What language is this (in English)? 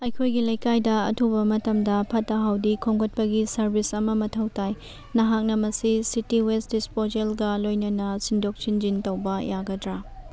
Manipuri